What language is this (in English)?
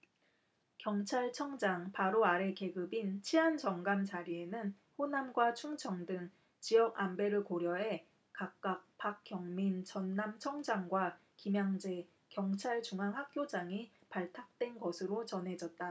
Korean